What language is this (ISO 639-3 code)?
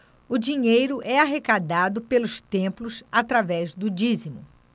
por